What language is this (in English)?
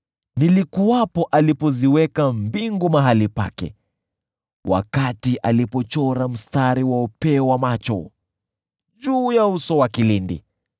Swahili